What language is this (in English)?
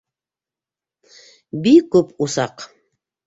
Bashkir